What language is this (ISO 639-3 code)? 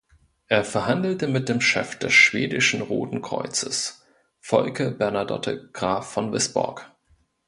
deu